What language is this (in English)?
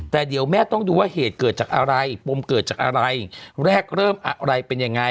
Thai